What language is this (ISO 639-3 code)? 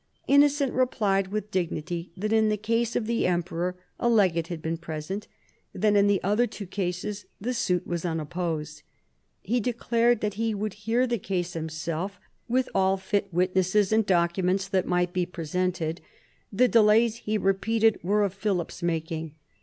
eng